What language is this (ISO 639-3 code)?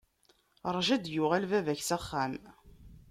kab